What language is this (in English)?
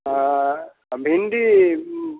Maithili